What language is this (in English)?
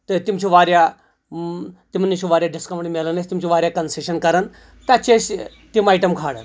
Kashmiri